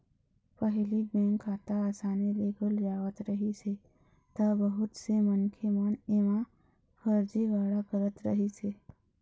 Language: Chhattisgarhi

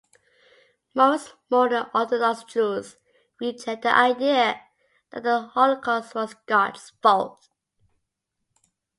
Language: English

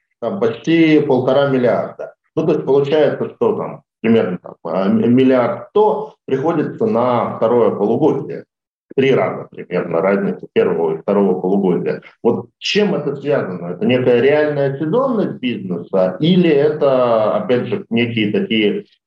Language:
Russian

